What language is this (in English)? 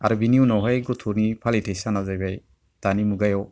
Bodo